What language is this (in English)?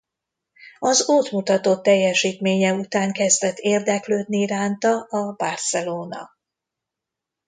Hungarian